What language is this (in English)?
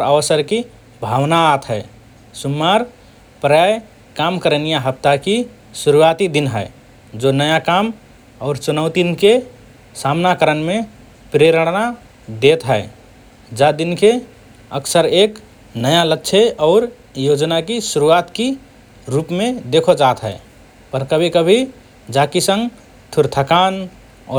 Rana Tharu